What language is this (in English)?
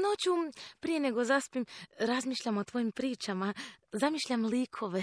Croatian